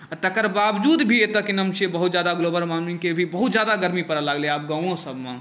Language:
Maithili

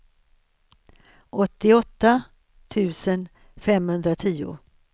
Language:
Swedish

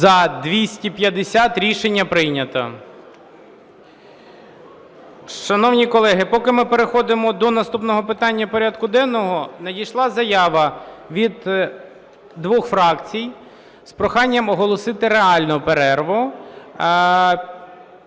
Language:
Ukrainian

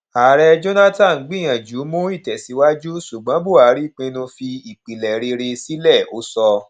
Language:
Yoruba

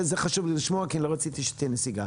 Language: Hebrew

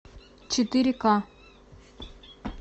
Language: Russian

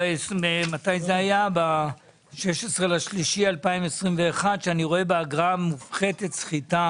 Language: Hebrew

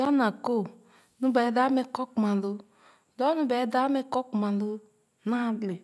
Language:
Khana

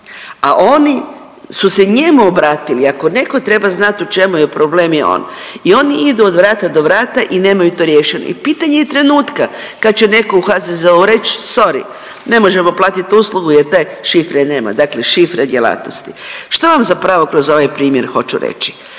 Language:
Croatian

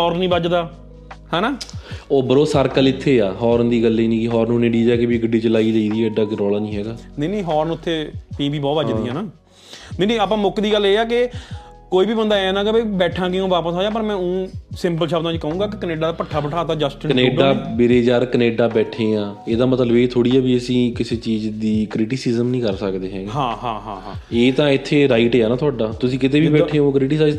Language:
Punjabi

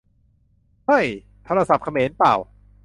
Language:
Thai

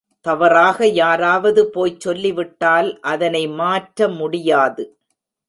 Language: Tamil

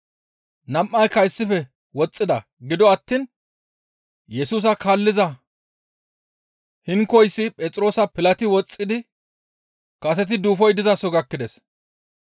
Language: Gamo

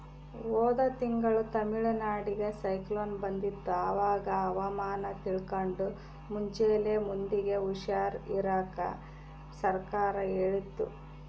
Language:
Kannada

